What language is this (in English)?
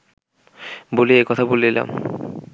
Bangla